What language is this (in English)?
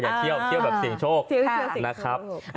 Thai